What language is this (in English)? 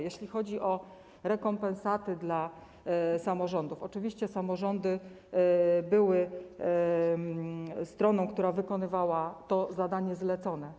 Polish